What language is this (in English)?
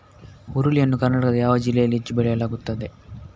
Kannada